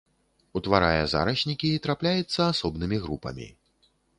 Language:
Belarusian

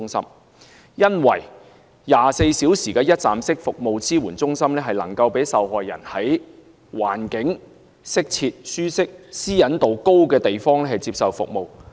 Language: Cantonese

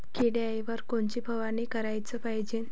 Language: Marathi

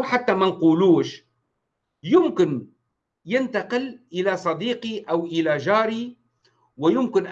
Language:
Arabic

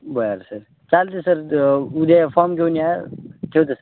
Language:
Marathi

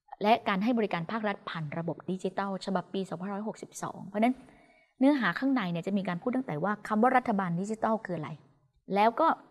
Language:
Thai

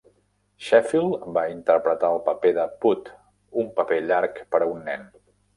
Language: Catalan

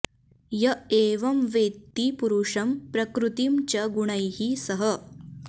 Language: Sanskrit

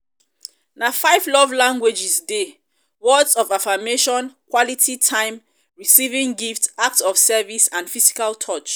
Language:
Nigerian Pidgin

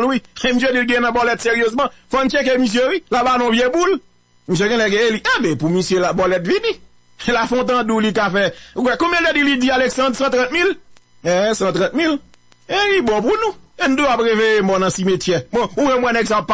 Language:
French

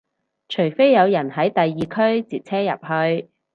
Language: Cantonese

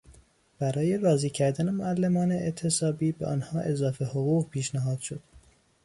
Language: Persian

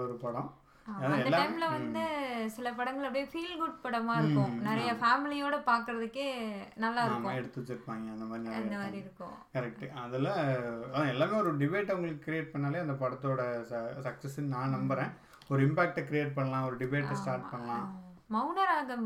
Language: Tamil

